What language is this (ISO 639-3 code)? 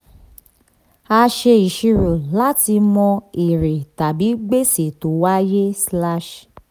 yor